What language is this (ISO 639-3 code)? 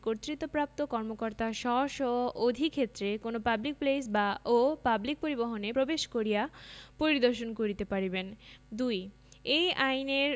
ben